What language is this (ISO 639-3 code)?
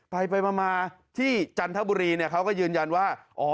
tha